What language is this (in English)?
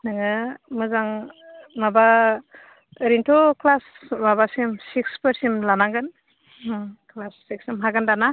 Bodo